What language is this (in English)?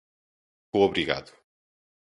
Portuguese